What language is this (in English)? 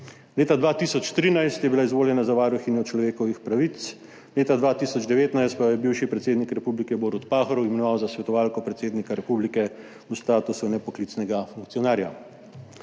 Slovenian